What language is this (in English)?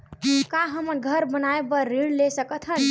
Chhattisgarhi